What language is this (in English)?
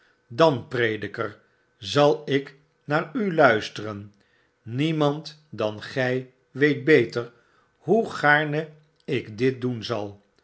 Dutch